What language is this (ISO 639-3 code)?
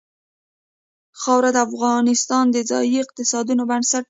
pus